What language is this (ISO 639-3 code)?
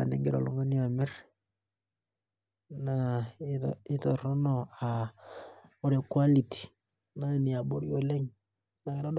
mas